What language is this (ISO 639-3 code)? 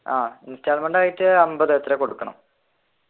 mal